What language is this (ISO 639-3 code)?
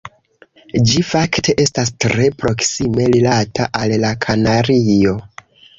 epo